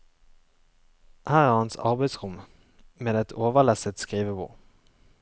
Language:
Norwegian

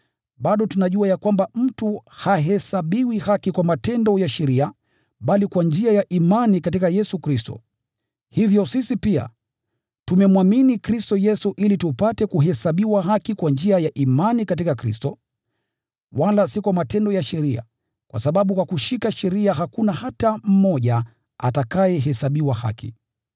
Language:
Swahili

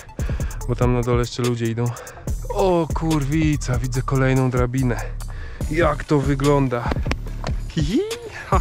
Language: Polish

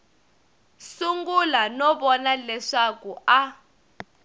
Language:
Tsonga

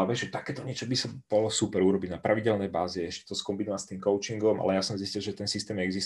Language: Czech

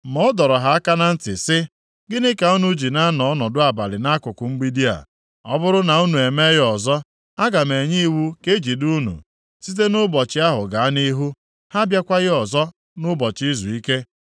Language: Igbo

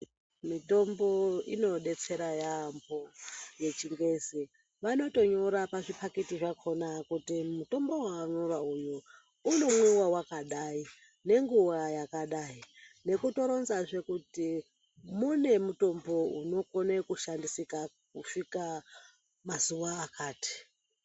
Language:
Ndau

